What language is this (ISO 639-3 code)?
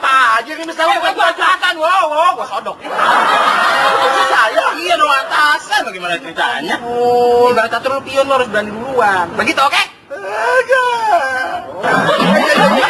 ind